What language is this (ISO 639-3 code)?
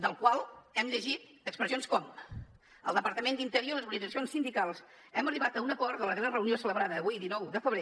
cat